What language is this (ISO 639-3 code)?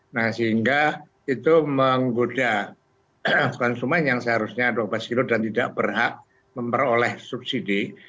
ind